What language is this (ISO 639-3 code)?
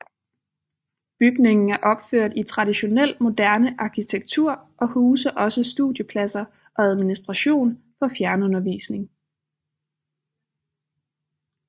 dan